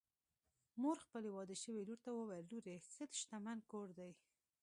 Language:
Pashto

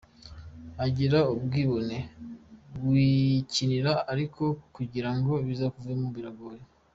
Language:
Kinyarwanda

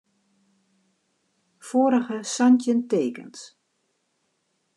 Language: Western Frisian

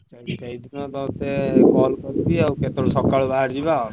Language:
Odia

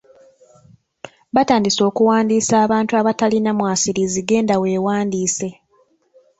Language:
Ganda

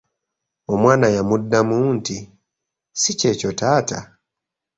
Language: Ganda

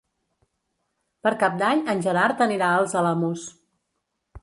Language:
Catalan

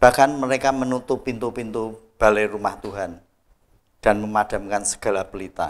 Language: Indonesian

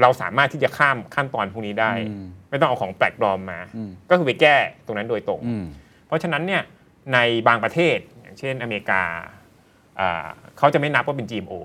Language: Thai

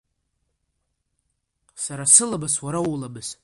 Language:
Abkhazian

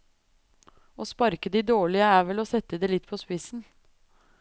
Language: Norwegian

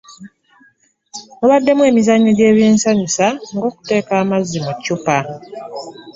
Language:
Ganda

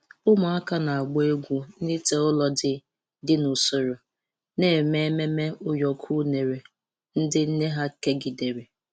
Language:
Igbo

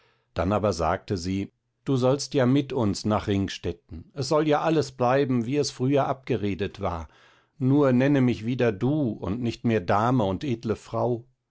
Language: German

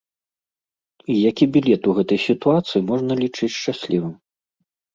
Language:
Belarusian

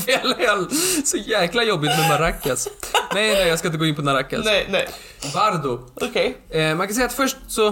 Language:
Swedish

